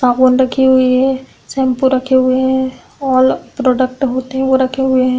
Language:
Hindi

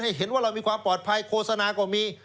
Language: Thai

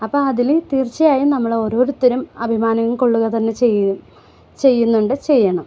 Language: Malayalam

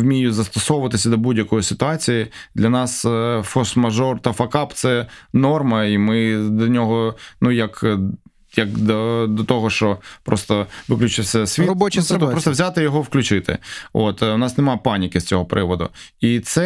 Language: Ukrainian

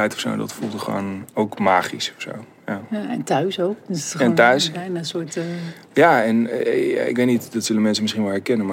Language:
Dutch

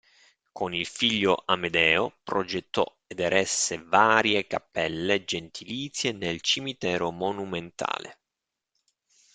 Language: Italian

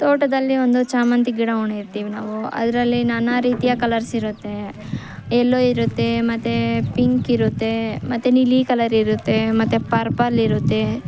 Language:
Kannada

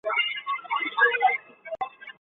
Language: Chinese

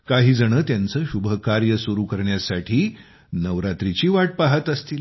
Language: Marathi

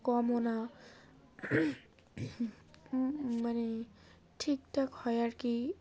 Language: Bangla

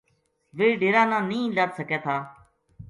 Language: Gujari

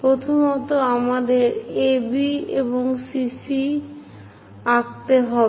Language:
Bangla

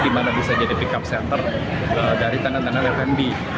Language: Indonesian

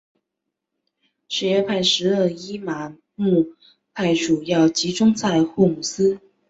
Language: Chinese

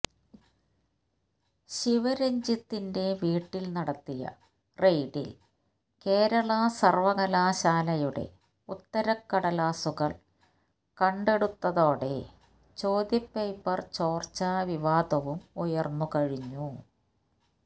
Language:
Malayalam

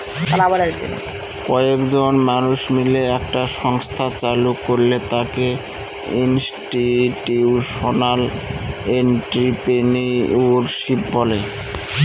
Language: Bangla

